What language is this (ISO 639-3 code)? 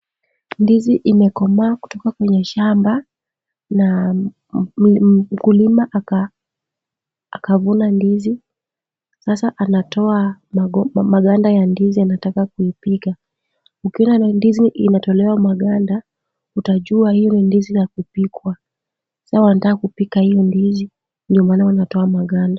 swa